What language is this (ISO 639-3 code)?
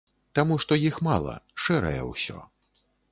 bel